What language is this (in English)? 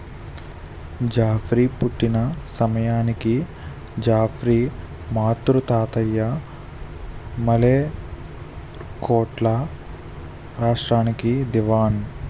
Telugu